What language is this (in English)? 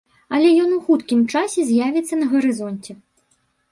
Belarusian